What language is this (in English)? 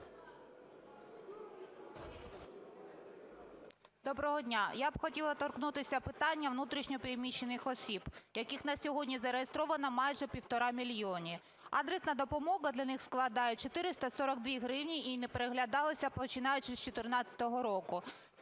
Ukrainian